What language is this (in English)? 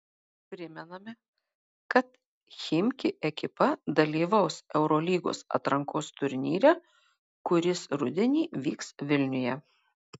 Lithuanian